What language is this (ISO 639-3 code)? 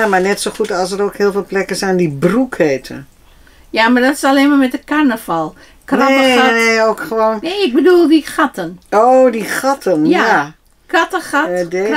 nld